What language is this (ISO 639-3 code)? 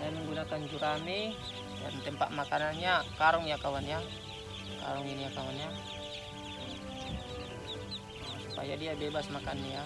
ind